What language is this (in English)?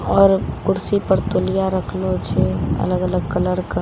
Maithili